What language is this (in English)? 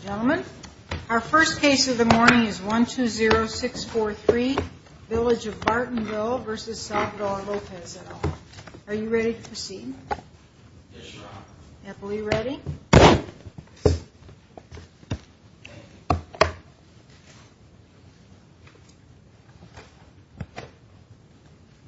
English